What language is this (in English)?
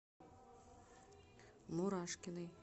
Russian